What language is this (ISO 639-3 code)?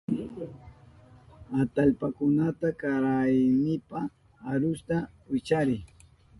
qup